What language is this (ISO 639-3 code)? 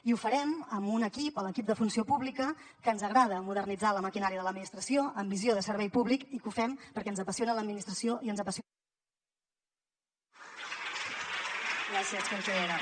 cat